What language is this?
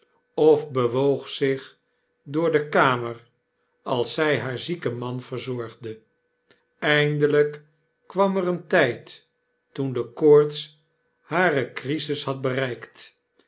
Dutch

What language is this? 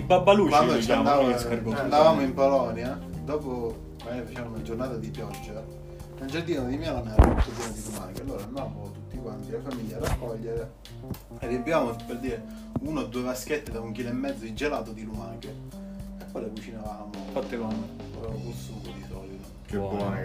Italian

